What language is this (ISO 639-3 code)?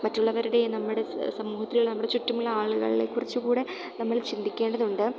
mal